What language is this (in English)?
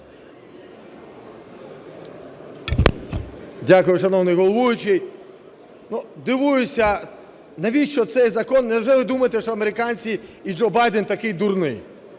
Ukrainian